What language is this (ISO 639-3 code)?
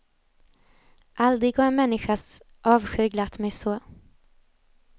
swe